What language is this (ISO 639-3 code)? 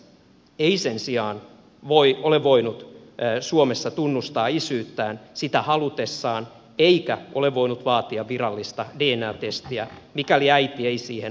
fin